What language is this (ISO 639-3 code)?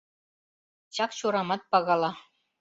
chm